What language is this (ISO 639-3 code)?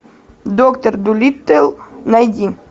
rus